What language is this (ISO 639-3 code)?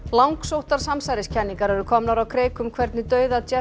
isl